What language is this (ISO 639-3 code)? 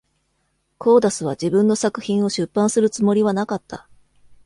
jpn